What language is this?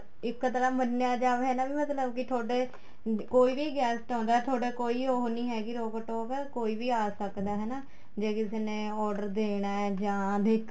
Punjabi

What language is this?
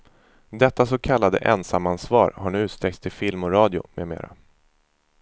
Swedish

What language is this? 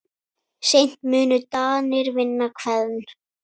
Icelandic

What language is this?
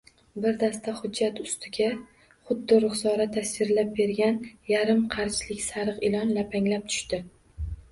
Uzbek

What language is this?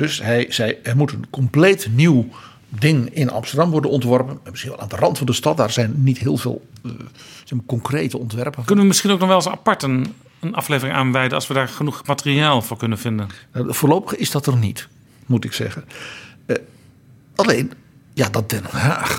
Dutch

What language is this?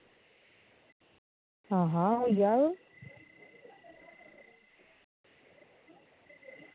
Dogri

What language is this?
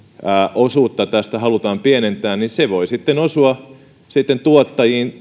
Finnish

